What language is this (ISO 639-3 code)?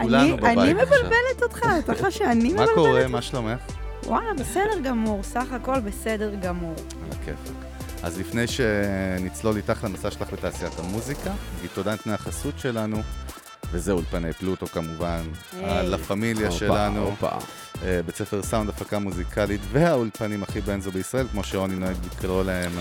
heb